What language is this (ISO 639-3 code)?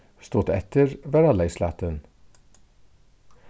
fao